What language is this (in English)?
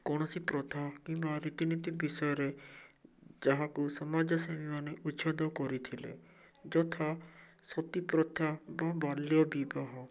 Odia